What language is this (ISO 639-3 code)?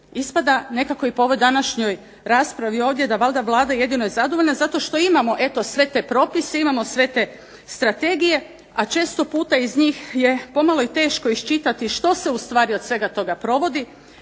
hrv